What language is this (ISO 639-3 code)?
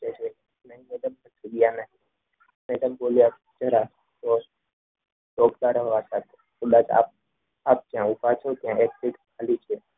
guj